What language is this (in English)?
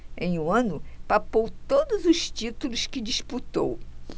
Portuguese